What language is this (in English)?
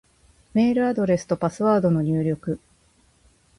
Japanese